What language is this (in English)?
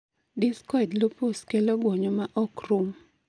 Luo (Kenya and Tanzania)